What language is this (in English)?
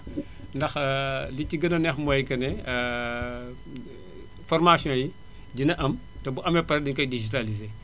Wolof